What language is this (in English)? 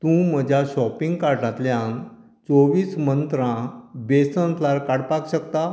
Konkani